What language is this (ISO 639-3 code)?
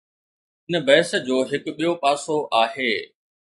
snd